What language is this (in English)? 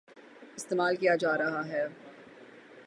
Urdu